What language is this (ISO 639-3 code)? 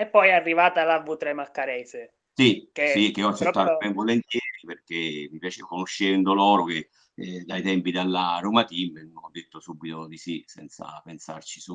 ita